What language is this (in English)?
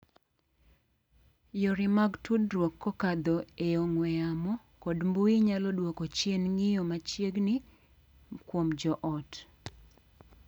Luo (Kenya and Tanzania)